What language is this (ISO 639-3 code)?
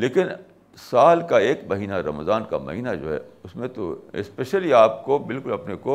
urd